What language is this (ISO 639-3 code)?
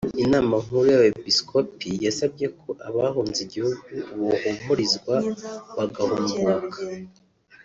kin